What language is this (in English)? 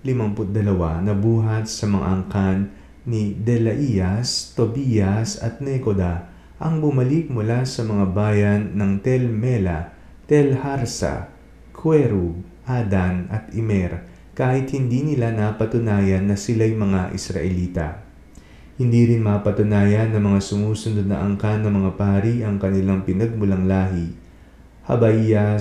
Filipino